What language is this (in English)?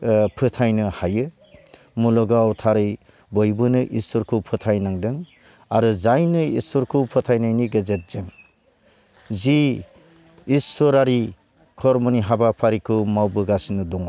Bodo